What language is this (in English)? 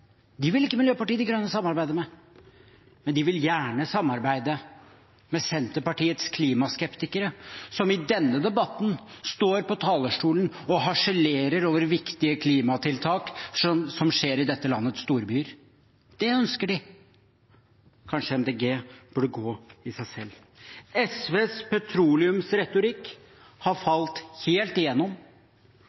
Norwegian Bokmål